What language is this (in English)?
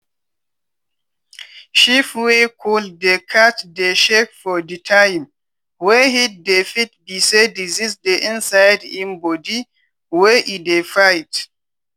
Nigerian Pidgin